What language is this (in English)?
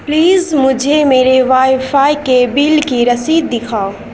Urdu